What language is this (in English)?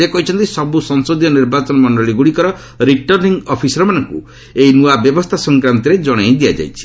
Odia